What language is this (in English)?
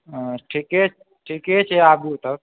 Maithili